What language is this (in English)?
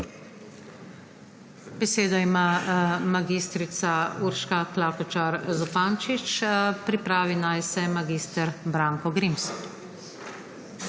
Slovenian